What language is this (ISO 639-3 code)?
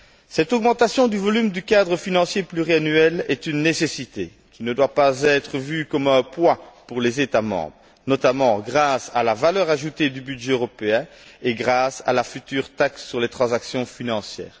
fra